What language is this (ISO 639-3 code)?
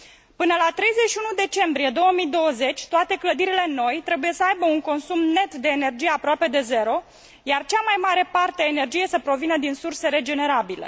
ron